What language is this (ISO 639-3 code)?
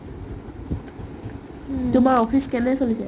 asm